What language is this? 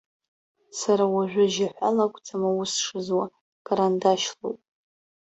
Abkhazian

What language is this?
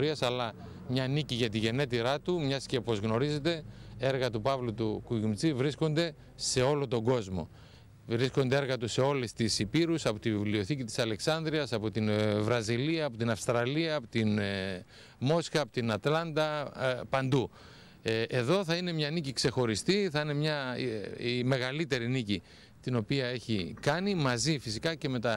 Greek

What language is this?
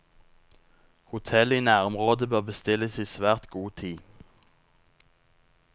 Norwegian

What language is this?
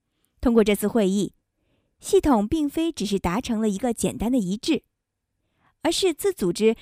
Chinese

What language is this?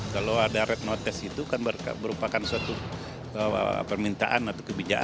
Indonesian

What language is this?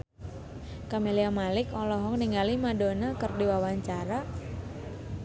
Sundanese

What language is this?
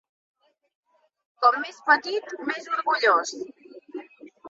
Catalan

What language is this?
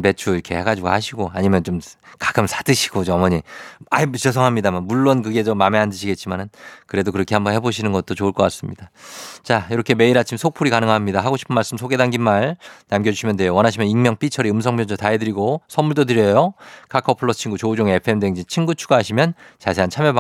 Korean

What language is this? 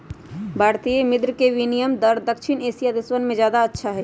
Magahi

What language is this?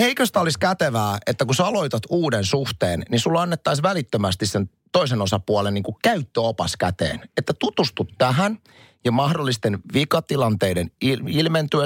Finnish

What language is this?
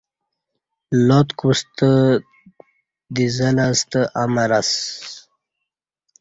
Kati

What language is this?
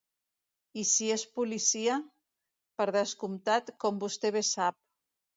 Catalan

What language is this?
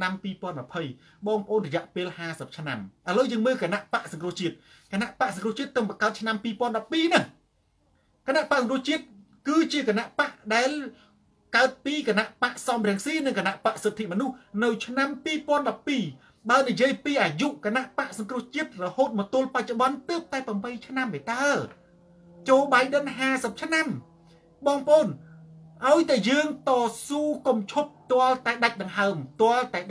Thai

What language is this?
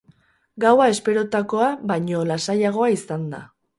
Basque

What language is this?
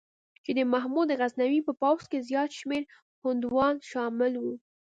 Pashto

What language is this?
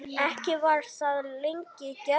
Icelandic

